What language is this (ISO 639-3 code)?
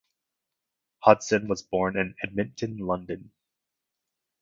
eng